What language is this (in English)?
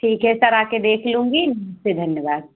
Hindi